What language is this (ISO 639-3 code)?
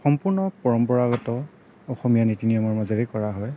asm